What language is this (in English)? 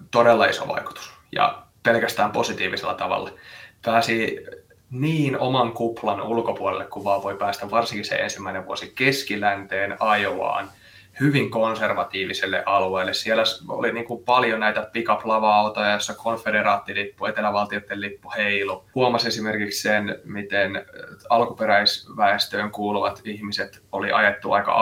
Finnish